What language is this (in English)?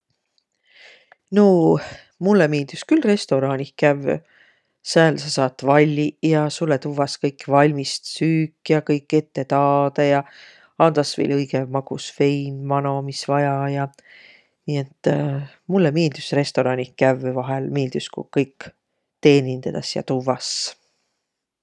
Võro